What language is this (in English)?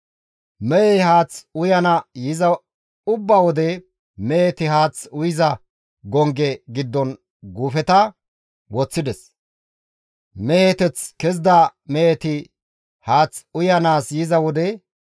Gamo